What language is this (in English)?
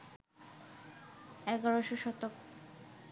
Bangla